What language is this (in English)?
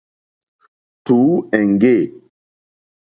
Mokpwe